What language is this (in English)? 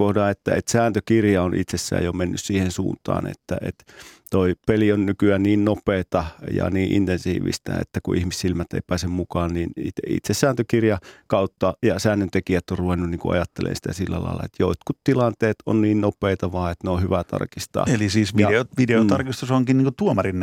Finnish